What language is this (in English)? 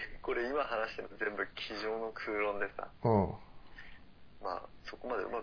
Japanese